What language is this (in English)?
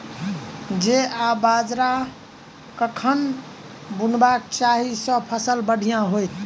Maithili